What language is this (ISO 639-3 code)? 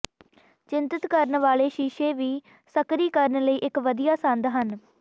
pan